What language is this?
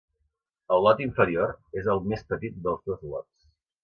Catalan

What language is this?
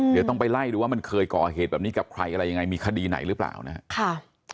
Thai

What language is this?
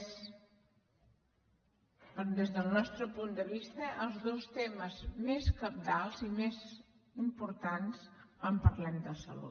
Catalan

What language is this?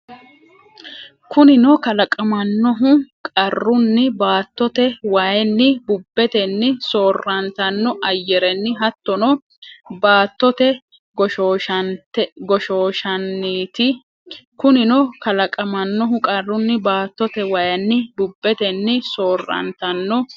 Sidamo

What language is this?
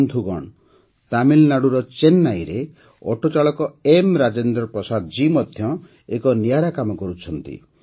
Odia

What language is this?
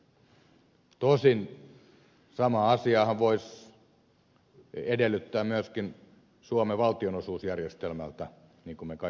Finnish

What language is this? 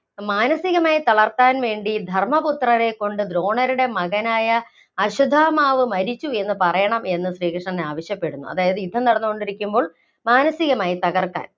Malayalam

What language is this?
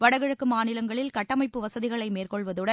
Tamil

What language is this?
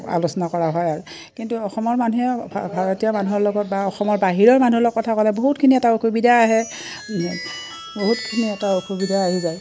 Assamese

